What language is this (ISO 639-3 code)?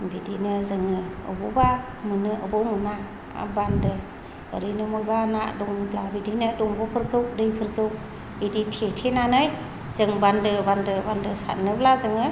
brx